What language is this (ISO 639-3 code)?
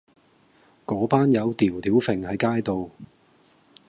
yue